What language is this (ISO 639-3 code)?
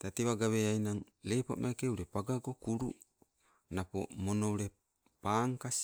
nco